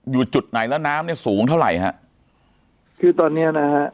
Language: Thai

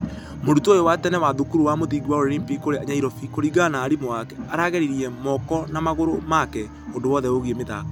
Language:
Kikuyu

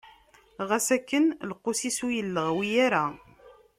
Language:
Kabyle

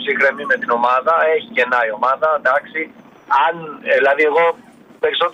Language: Greek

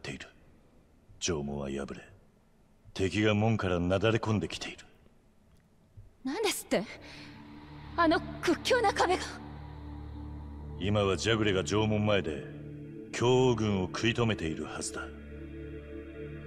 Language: Japanese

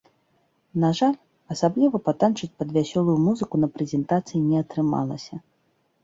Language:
Belarusian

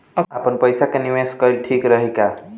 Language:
Bhojpuri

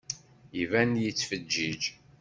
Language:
Kabyle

